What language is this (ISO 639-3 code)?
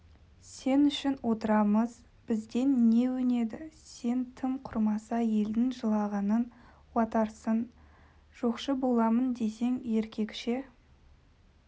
kaz